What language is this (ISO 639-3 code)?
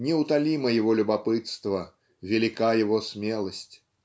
rus